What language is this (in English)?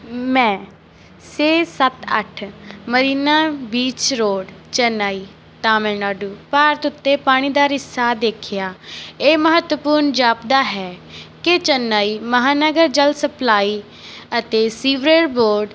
Punjabi